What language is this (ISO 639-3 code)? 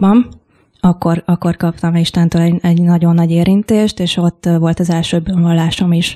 hun